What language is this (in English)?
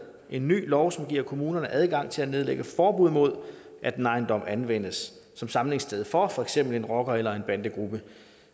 Danish